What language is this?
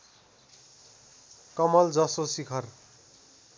Nepali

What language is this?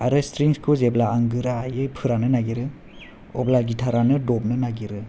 Bodo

